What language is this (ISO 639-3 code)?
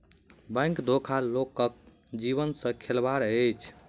mai